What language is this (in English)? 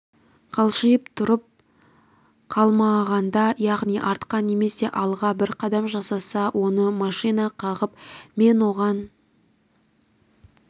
Kazakh